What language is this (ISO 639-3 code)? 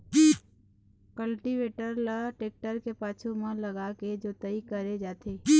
hne